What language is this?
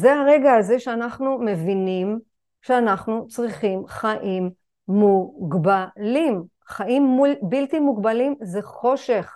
Hebrew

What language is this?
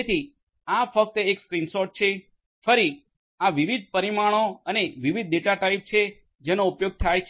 Gujarati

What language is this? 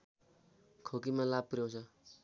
Nepali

